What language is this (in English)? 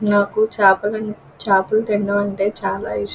Telugu